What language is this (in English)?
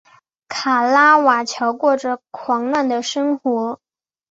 Chinese